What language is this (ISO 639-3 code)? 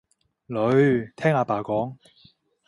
yue